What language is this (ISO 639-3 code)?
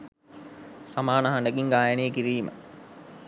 sin